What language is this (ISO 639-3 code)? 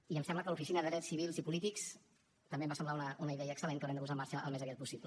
cat